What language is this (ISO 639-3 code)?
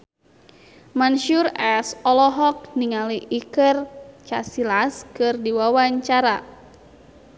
sun